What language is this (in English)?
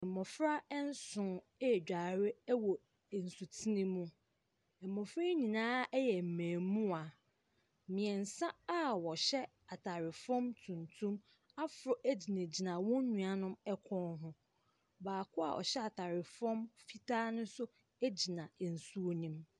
Akan